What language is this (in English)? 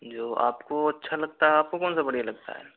Hindi